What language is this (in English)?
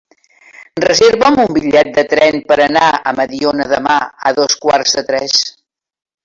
Catalan